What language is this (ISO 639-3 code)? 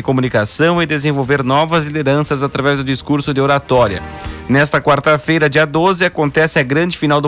por